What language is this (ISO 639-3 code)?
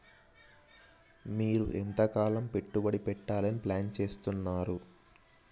tel